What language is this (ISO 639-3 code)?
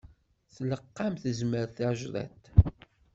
kab